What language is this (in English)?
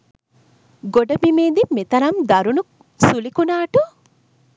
Sinhala